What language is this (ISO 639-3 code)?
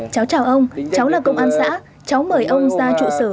vie